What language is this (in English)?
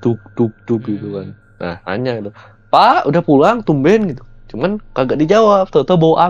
Indonesian